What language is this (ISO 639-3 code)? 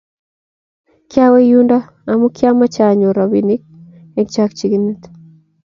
kln